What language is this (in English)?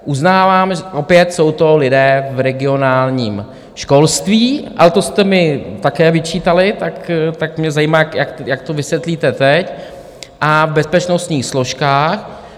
Czech